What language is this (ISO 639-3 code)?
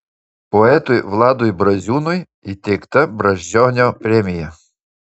lit